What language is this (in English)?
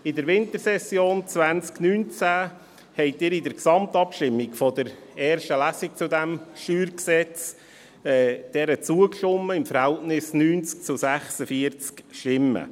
Swiss German